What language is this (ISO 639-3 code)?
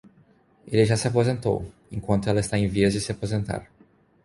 por